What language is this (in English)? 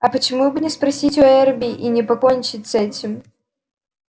Russian